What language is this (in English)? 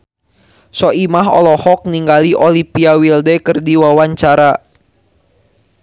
Sundanese